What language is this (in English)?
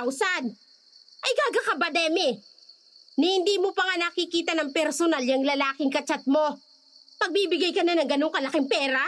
Filipino